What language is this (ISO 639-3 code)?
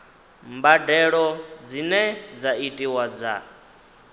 ven